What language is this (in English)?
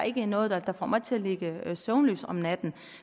Danish